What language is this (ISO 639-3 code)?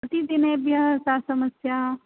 san